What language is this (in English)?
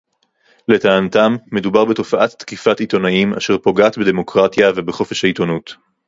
Hebrew